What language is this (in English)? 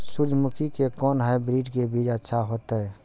Maithili